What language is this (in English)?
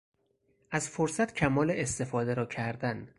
Persian